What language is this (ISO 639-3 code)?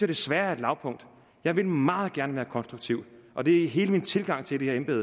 dan